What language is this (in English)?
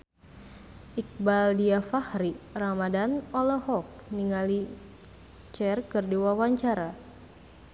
Sundanese